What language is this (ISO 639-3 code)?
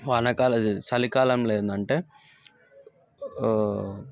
tel